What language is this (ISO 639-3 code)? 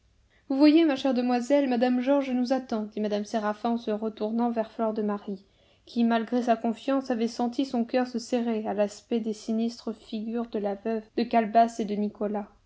fra